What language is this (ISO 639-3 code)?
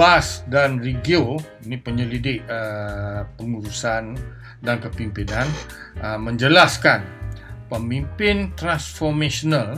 msa